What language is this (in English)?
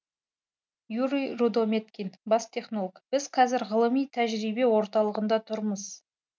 Kazakh